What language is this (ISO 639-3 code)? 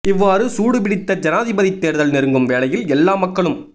tam